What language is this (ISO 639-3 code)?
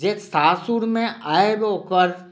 mai